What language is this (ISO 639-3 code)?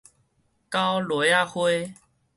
nan